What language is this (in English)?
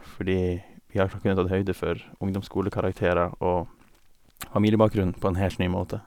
Norwegian